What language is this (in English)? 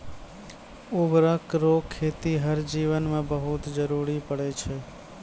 Maithili